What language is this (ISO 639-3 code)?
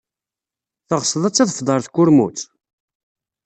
kab